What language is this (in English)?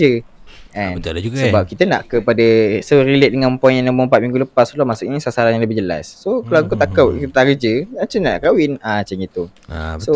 Malay